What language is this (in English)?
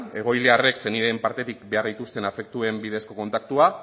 Basque